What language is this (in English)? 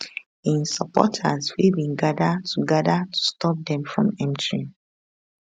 Nigerian Pidgin